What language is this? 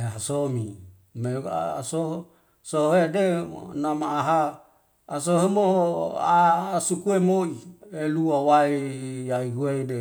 Wemale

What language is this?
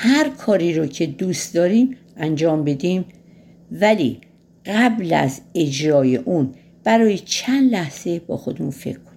Persian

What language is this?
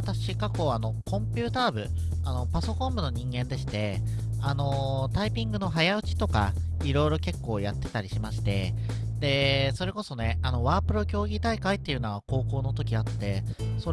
Japanese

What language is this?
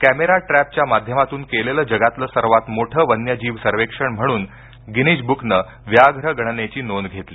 Marathi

